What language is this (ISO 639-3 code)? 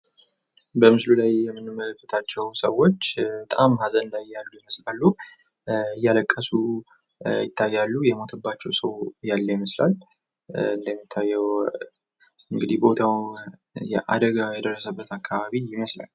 amh